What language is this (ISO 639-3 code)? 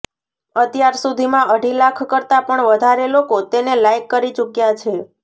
guj